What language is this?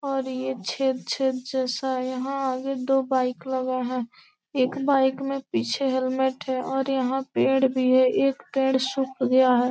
Hindi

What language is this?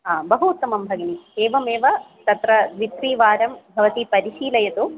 Sanskrit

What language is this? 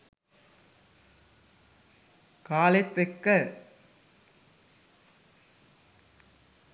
Sinhala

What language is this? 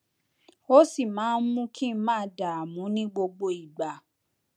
Yoruba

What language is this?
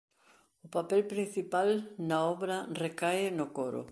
Galician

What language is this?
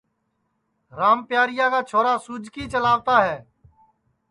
Sansi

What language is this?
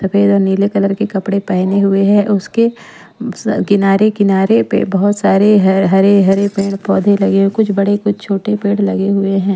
Hindi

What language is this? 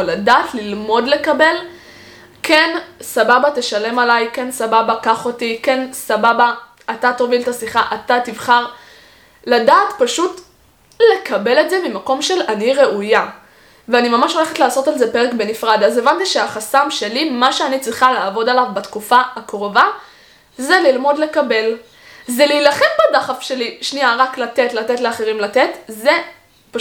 Hebrew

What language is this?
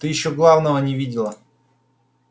Russian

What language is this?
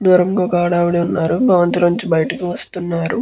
Telugu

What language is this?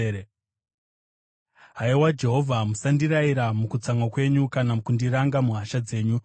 Shona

